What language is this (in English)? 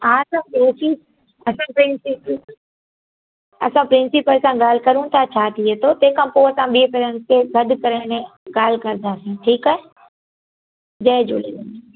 Sindhi